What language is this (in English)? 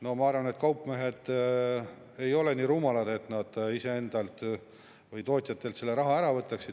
Estonian